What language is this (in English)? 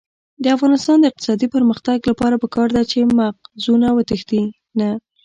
Pashto